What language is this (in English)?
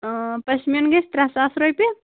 Kashmiri